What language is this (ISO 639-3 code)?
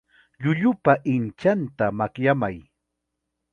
qxa